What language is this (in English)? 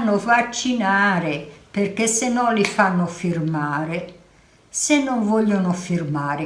Italian